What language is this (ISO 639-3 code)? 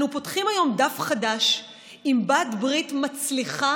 heb